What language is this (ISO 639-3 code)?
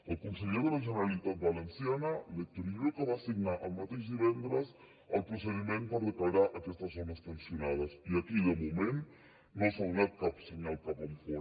cat